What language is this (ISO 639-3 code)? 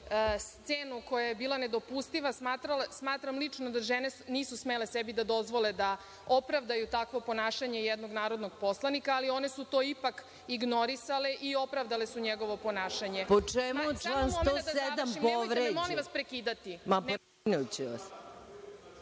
srp